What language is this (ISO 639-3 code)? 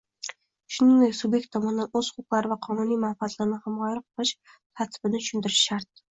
uzb